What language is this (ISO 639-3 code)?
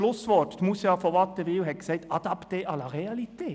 gsw